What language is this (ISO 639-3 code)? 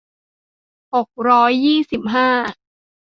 tha